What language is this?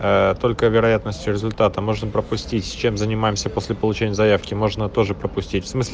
Russian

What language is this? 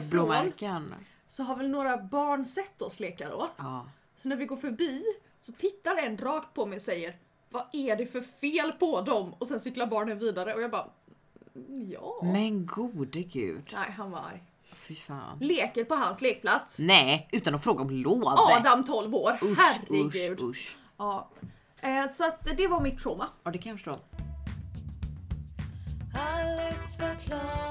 Swedish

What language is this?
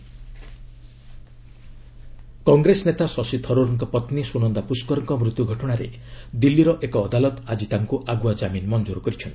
Odia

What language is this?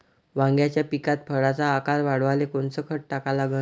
Marathi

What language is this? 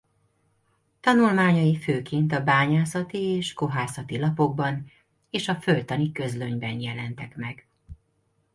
Hungarian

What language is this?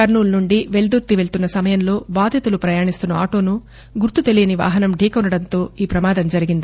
Telugu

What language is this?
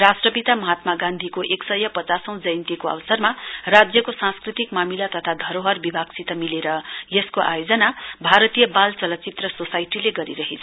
Nepali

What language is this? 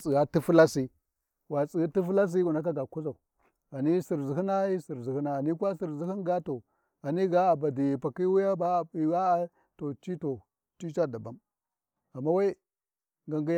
Warji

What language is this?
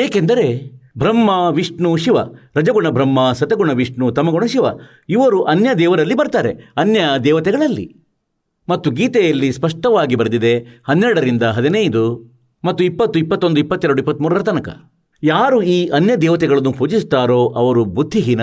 Kannada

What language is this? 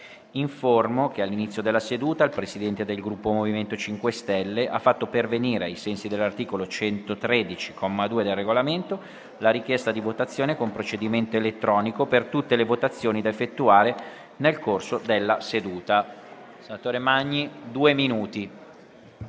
Italian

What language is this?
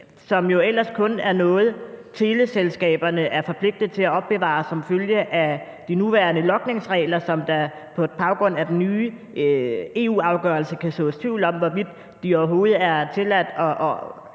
Danish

